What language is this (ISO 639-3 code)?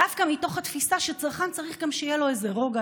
heb